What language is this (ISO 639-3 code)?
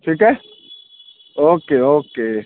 urd